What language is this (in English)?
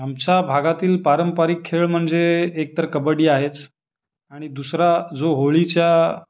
Marathi